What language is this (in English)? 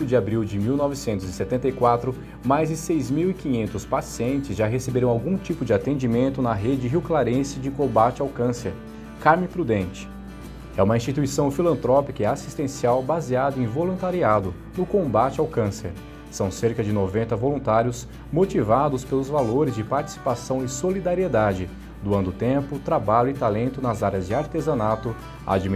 Portuguese